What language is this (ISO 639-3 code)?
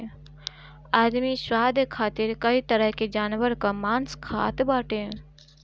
bho